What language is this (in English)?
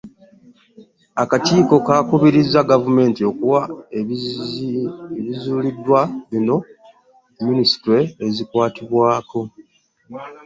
Ganda